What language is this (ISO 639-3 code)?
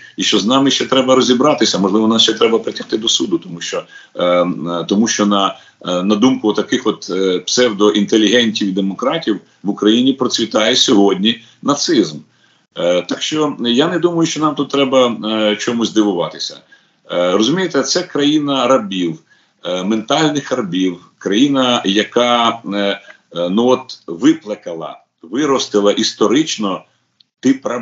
ukr